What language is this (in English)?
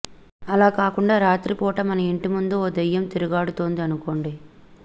Telugu